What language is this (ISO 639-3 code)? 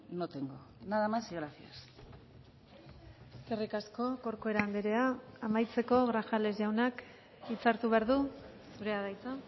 eus